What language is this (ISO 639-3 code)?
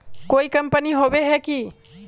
mag